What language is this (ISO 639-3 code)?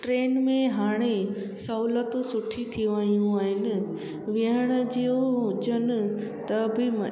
snd